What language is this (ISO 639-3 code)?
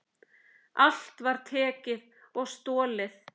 isl